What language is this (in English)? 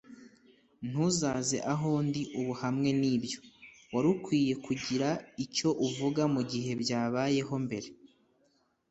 Kinyarwanda